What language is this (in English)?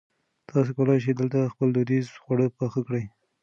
Pashto